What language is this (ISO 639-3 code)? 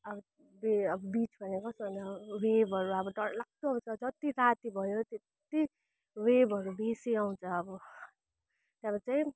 nep